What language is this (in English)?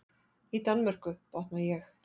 Icelandic